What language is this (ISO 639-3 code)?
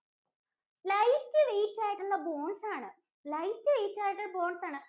mal